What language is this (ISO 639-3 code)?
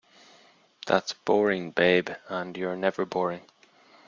eng